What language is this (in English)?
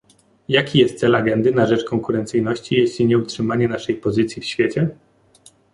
Polish